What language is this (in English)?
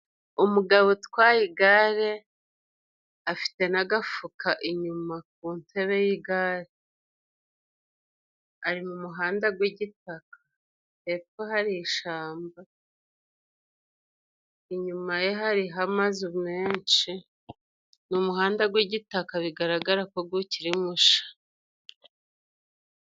Kinyarwanda